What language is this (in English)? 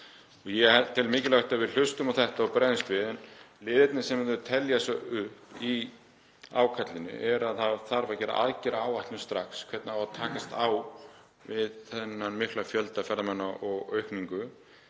Icelandic